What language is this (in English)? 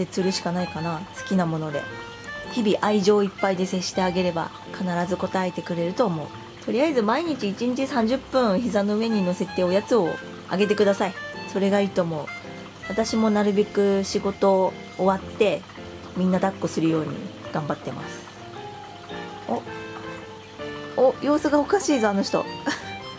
Japanese